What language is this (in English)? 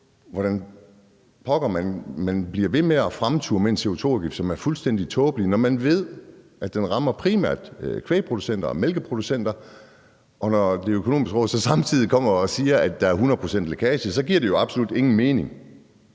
Danish